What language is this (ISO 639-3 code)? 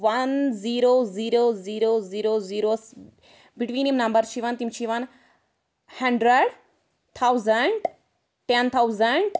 kas